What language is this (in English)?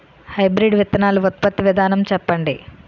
Telugu